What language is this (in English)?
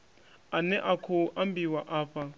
Venda